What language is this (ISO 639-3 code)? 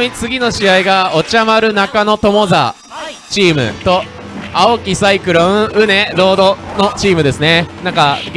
jpn